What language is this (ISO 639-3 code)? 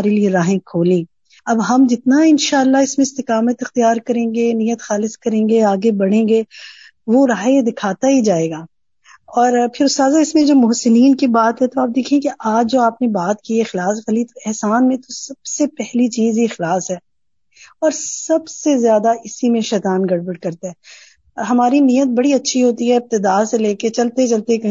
urd